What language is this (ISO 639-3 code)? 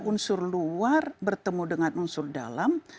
ind